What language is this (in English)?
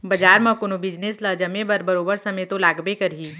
Chhattisgarhi